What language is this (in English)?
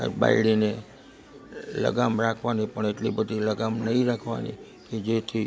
Gujarati